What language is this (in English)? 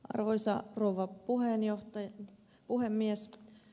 Finnish